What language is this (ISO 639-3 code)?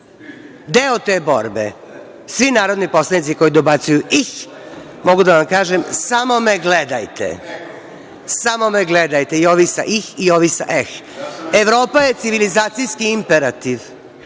srp